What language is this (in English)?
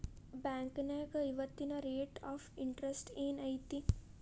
Kannada